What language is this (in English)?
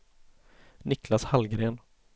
Swedish